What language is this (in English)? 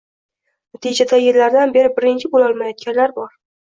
Uzbek